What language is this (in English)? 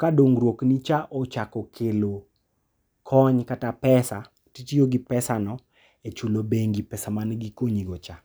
Luo (Kenya and Tanzania)